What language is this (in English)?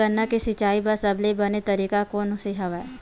Chhattisgarhi